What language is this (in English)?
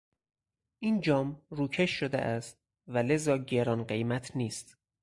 Persian